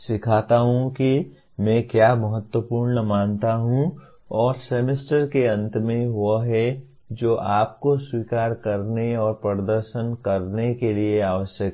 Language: Hindi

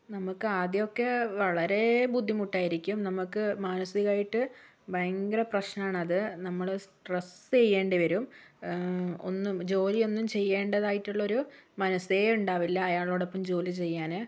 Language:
Malayalam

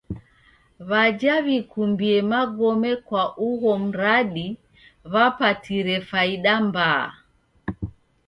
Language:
Taita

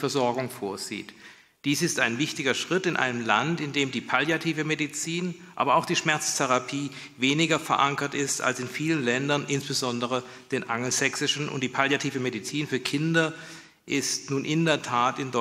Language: German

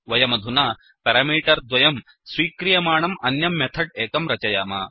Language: Sanskrit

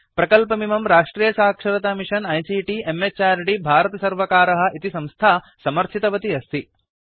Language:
Sanskrit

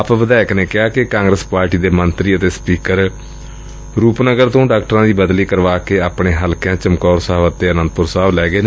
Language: Punjabi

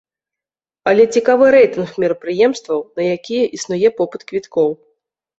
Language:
Belarusian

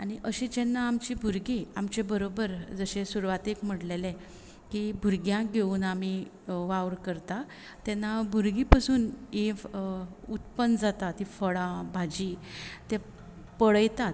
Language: Konkani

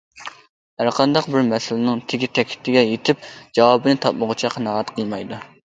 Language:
Uyghur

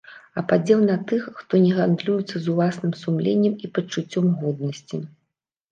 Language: Belarusian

